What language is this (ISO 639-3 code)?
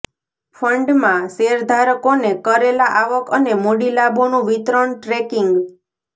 guj